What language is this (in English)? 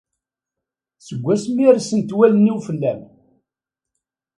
Kabyle